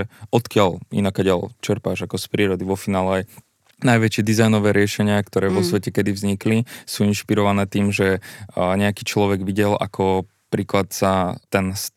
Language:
Slovak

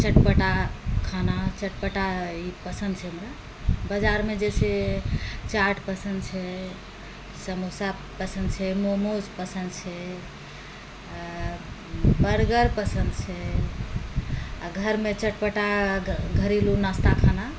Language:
Maithili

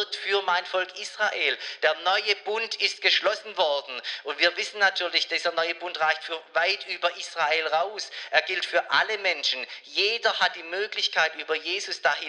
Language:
German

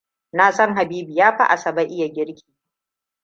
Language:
Hausa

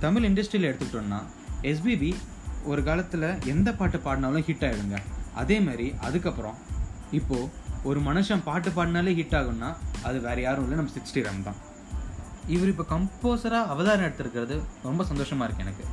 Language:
Tamil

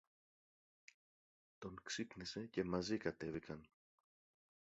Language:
Greek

